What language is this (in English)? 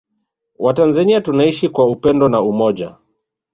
Swahili